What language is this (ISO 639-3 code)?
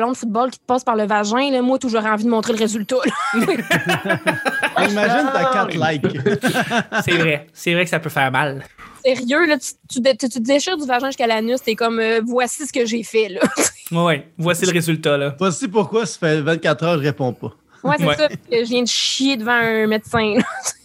fra